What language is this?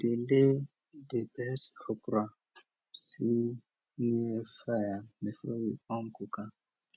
Nigerian Pidgin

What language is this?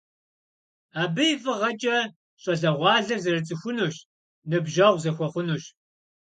Kabardian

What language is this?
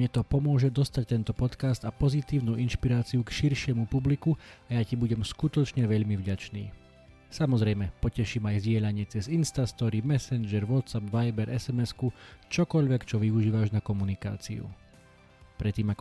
Slovak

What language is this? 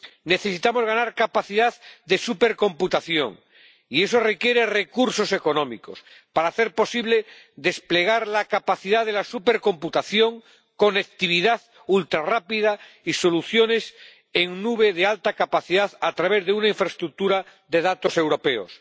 Spanish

